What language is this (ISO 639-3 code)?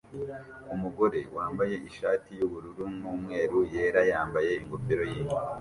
kin